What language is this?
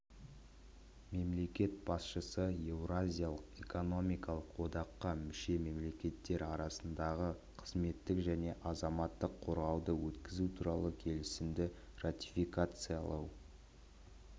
Kazakh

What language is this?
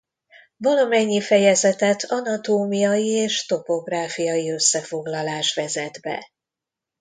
Hungarian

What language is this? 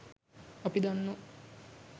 Sinhala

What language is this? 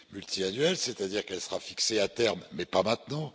French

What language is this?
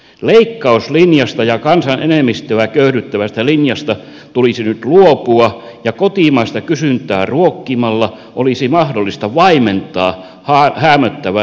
Finnish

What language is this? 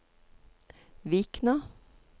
Norwegian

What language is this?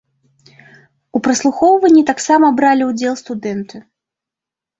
Belarusian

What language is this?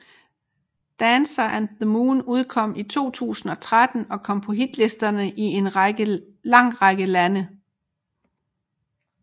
Danish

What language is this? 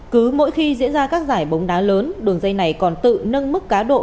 Vietnamese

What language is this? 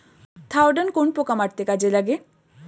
Bangla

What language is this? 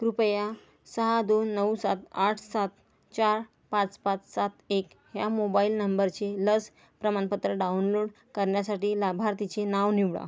Marathi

